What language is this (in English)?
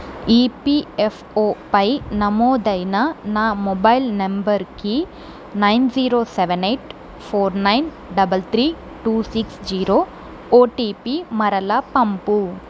Telugu